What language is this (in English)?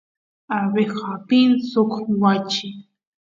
Santiago del Estero Quichua